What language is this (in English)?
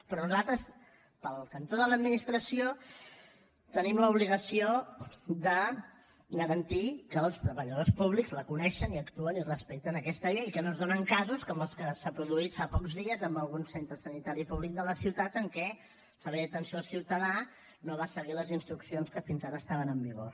Catalan